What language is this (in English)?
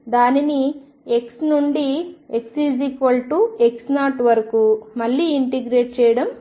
Telugu